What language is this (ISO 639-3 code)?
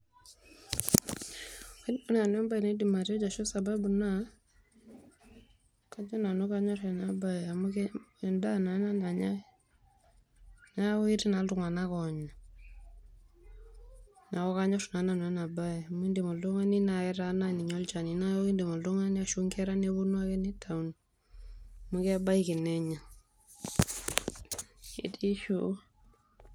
mas